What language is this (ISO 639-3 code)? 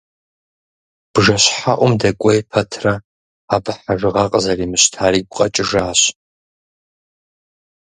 kbd